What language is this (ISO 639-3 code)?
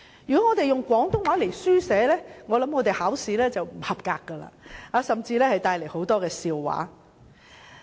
yue